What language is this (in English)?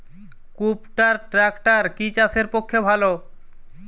Bangla